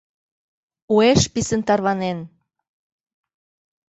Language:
Mari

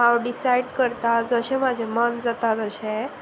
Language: Konkani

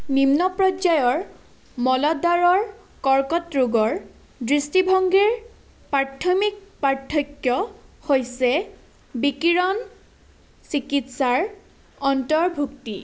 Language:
Assamese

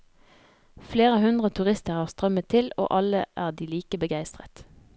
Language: Norwegian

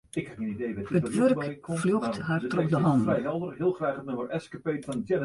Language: Western Frisian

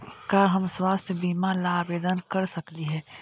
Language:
Magahi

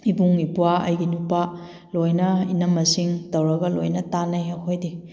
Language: Manipuri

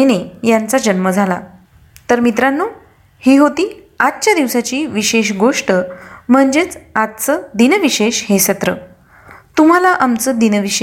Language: Marathi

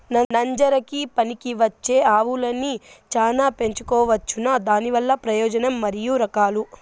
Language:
Telugu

